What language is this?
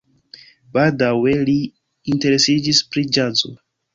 Esperanto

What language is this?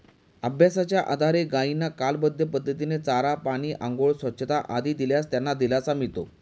Marathi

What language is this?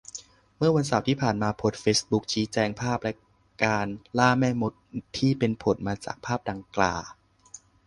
Thai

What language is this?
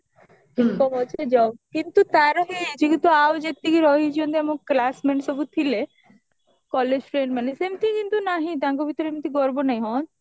Odia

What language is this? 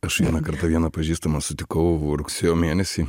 Lithuanian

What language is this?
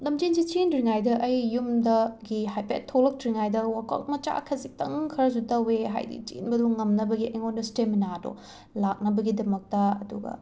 Manipuri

